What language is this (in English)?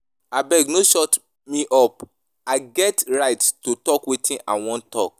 Nigerian Pidgin